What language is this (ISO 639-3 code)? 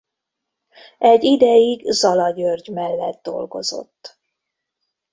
hun